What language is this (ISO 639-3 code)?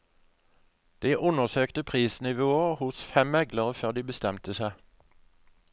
nor